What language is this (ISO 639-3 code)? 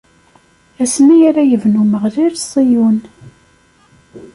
kab